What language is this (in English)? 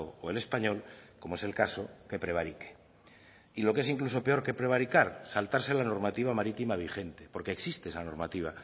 Spanish